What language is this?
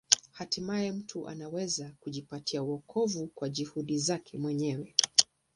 Swahili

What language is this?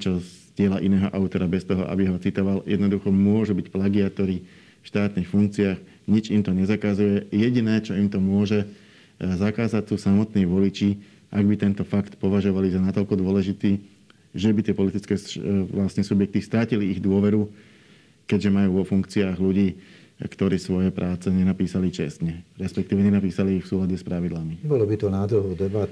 Slovak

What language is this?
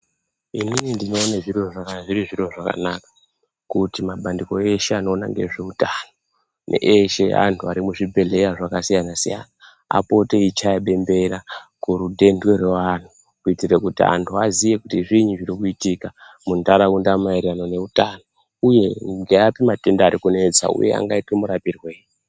Ndau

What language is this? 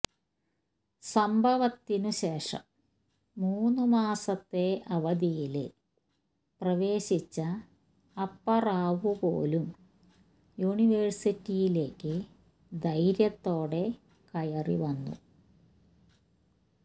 Malayalam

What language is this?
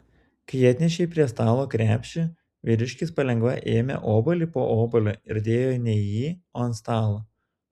Lithuanian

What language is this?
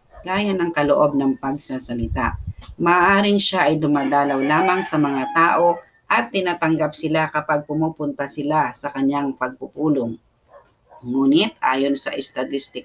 Filipino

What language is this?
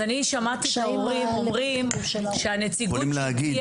Hebrew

